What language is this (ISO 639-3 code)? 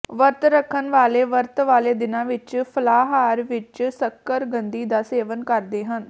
pan